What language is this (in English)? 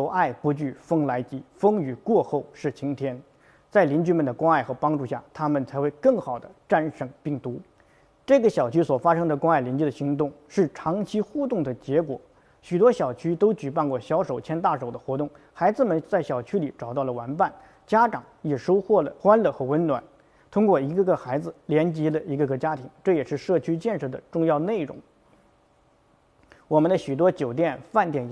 Chinese